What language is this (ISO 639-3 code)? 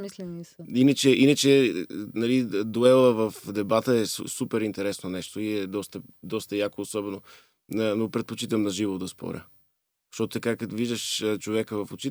bul